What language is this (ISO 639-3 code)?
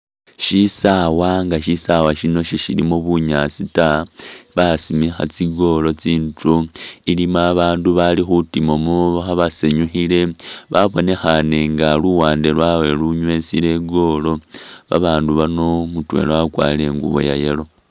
myx